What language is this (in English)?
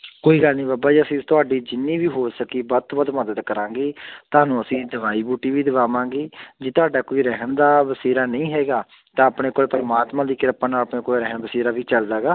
Punjabi